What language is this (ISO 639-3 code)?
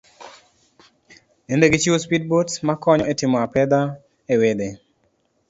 luo